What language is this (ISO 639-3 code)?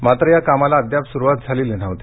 mar